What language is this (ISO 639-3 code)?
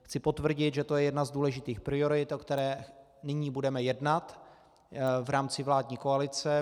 ces